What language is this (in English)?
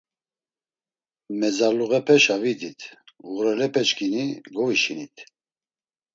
Laz